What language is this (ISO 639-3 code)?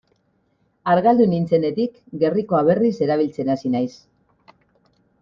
eus